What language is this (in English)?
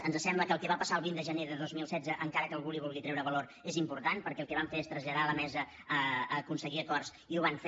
Catalan